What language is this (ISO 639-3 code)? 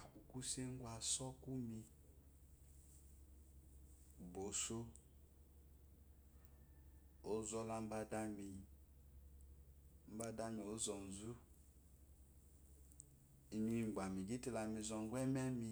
afo